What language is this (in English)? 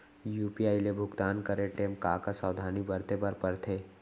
Chhattisgarhi